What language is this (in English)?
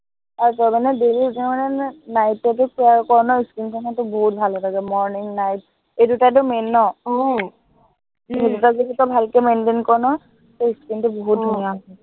Assamese